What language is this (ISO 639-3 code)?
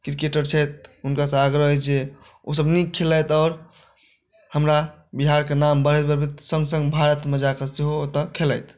mai